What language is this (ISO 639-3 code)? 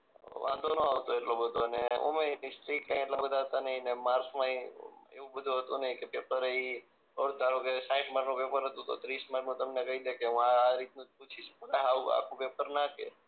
guj